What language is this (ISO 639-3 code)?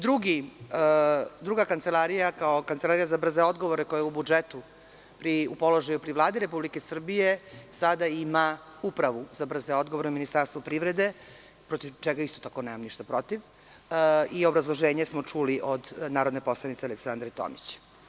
srp